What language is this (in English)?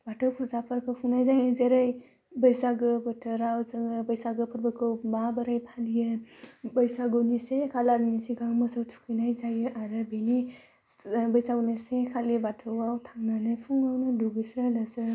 Bodo